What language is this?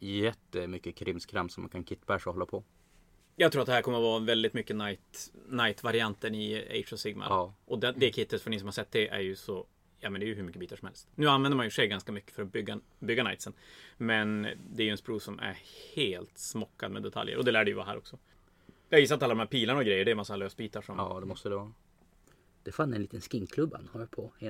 Swedish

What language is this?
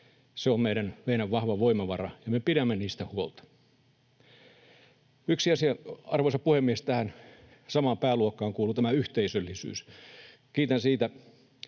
Finnish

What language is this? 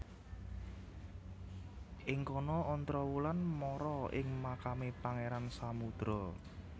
Javanese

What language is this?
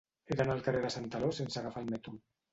Catalan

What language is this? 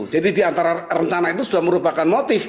Indonesian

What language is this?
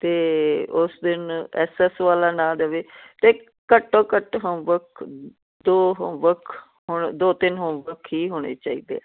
Punjabi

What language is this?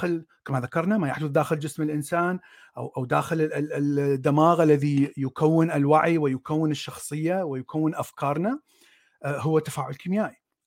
Arabic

